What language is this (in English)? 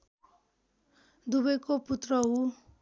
Nepali